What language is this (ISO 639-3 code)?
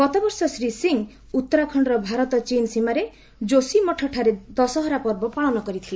ori